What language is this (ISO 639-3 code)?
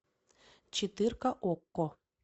rus